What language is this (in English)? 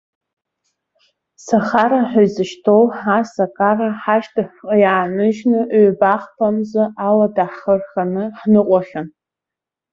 Abkhazian